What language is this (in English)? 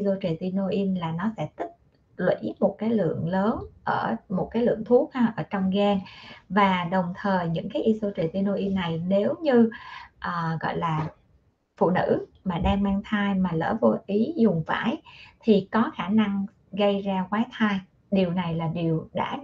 Vietnamese